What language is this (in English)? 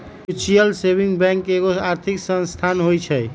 Magahi